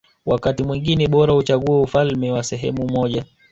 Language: Swahili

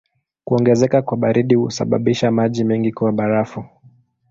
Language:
Swahili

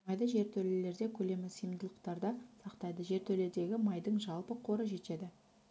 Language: Kazakh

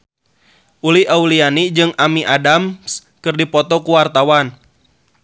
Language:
Sundanese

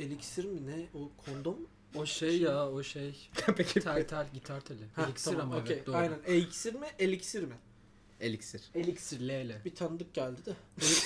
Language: Turkish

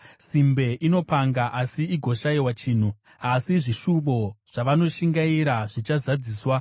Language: Shona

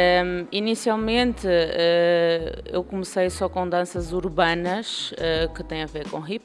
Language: Portuguese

